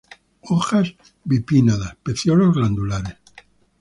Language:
Spanish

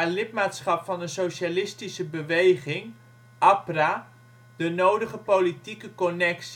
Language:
Dutch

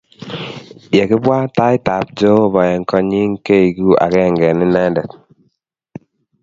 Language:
Kalenjin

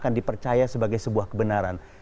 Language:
Indonesian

